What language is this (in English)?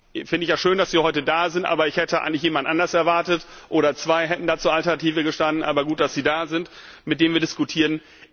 German